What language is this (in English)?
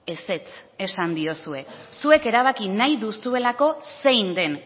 Basque